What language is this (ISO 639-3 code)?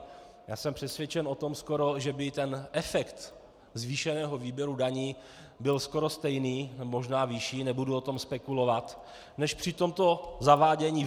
ces